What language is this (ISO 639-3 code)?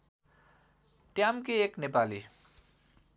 nep